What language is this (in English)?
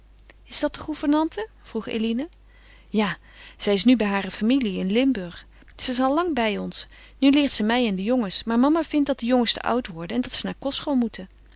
Dutch